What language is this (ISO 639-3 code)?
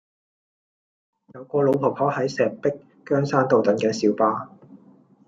yue